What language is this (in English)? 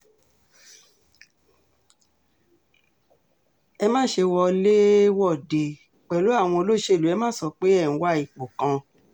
Yoruba